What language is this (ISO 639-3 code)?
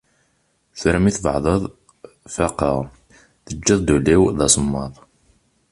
kab